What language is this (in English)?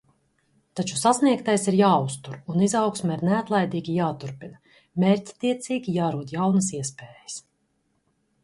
Latvian